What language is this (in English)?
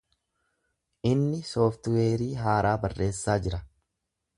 Oromo